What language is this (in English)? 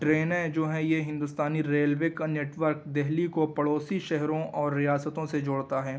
Urdu